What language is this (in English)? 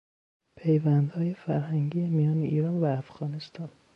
Persian